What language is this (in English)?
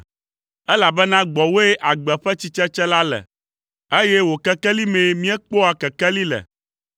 Ewe